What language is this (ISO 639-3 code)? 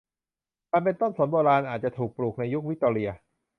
tha